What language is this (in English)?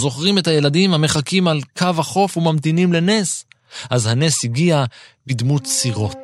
Hebrew